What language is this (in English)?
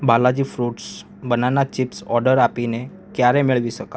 Gujarati